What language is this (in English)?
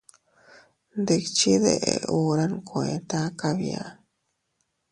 Teutila Cuicatec